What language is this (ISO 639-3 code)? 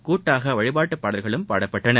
tam